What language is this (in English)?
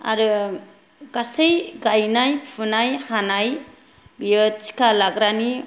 Bodo